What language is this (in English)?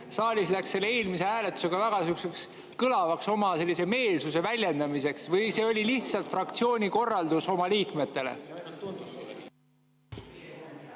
Estonian